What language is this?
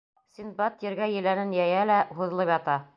Bashkir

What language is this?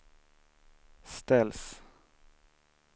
Swedish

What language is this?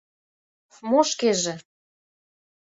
Mari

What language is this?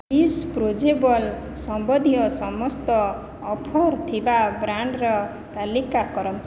Odia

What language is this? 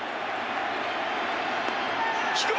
Japanese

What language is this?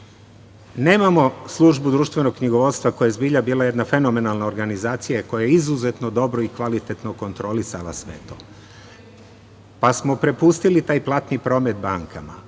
Serbian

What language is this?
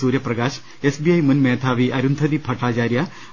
Malayalam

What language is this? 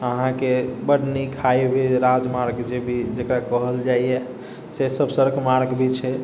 Maithili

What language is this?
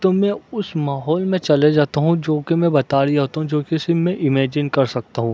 Urdu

